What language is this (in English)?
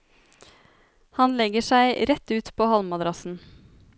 Norwegian